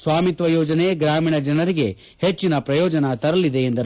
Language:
Kannada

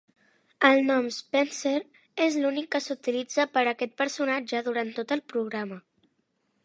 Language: Catalan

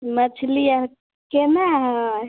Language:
Maithili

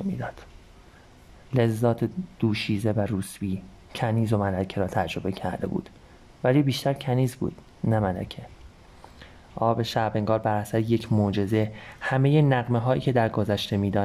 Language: Persian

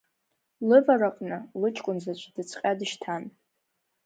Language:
Abkhazian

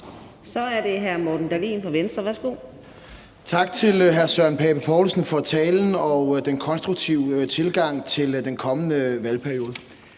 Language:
Danish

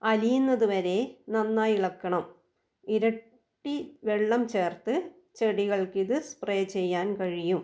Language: Malayalam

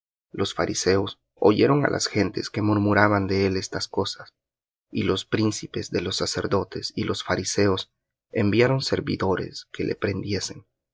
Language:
Spanish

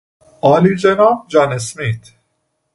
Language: Persian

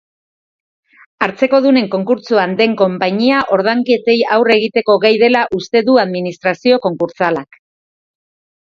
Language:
Basque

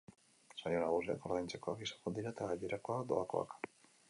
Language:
Basque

